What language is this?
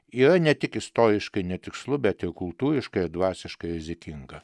Lithuanian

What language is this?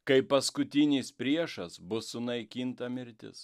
Lithuanian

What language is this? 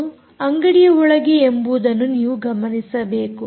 Kannada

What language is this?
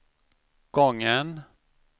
Swedish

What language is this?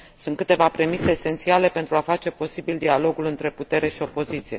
Romanian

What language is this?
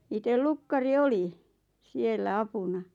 Finnish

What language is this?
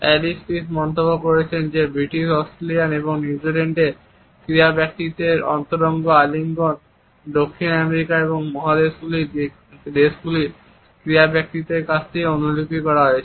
Bangla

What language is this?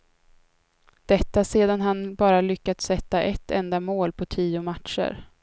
Swedish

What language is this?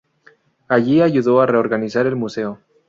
Spanish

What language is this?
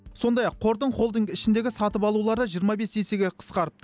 Kazakh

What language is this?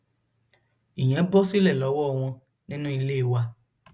Yoruba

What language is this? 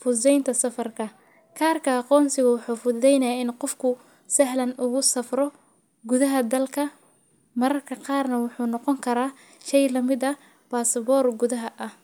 Somali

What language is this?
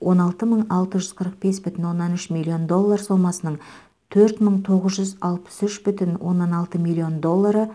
Kazakh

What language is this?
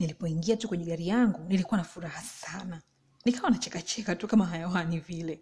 Swahili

